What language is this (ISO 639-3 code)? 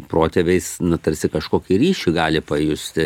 lit